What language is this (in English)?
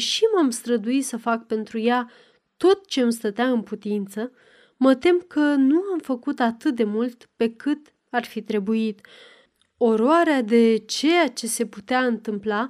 Romanian